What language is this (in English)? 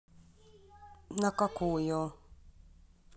Russian